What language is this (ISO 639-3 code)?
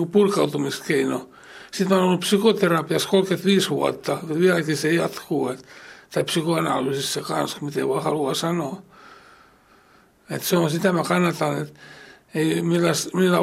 fin